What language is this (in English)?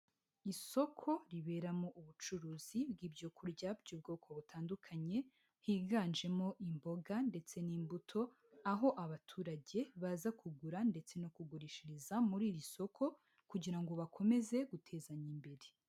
Kinyarwanda